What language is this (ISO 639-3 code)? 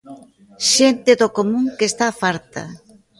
glg